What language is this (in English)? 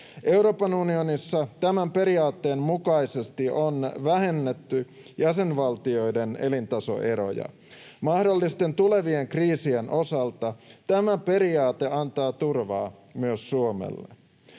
Finnish